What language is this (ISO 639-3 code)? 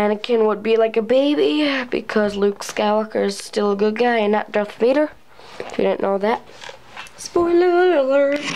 eng